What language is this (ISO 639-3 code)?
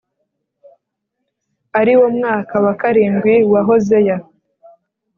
kin